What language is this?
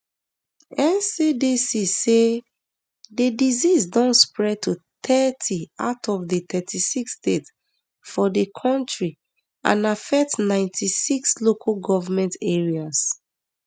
Nigerian Pidgin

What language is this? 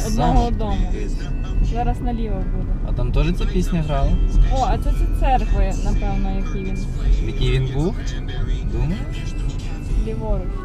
Ukrainian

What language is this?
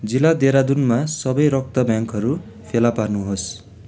Nepali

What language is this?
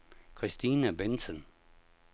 Danish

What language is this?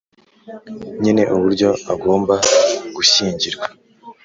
Kinyarwanda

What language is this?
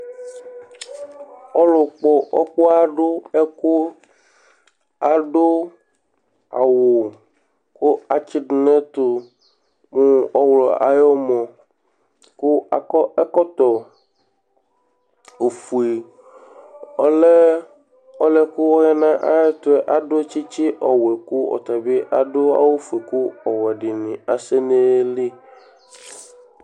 Ikposo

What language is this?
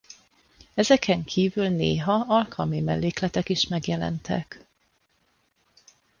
Hungarian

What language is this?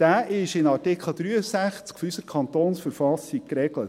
Swiss German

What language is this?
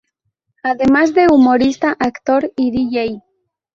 Spanish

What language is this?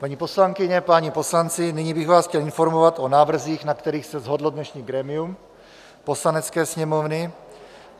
Czech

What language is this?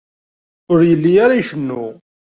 Kabyle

